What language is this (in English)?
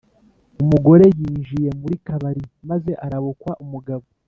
Kinyarwanda